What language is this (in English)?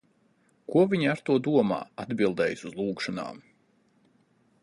Latvian